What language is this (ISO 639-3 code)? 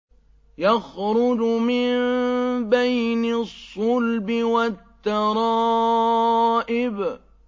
ara